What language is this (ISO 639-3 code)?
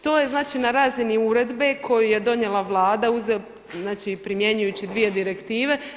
hrv